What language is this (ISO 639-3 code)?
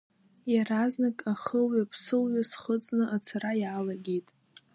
abk